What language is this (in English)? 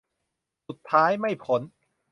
Thai